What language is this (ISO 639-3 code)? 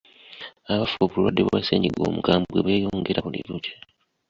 lug